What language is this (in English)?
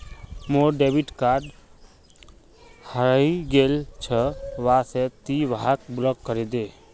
Magahi